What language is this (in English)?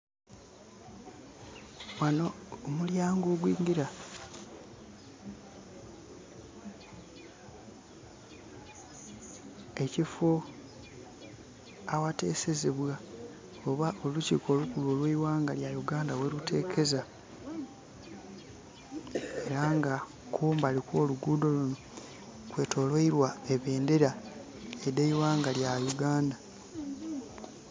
Soga